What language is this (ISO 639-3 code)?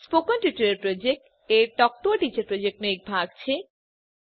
guj